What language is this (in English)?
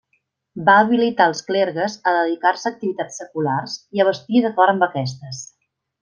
Catalan